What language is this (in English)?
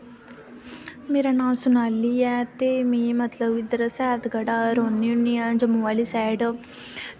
Dogri